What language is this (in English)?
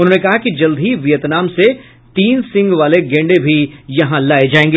Hindi